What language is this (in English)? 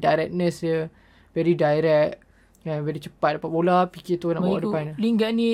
Malay